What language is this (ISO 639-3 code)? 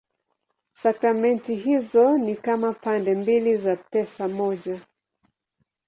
swa